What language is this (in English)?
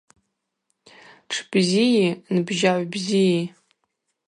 Abaza